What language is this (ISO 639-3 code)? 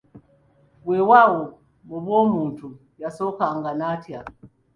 lug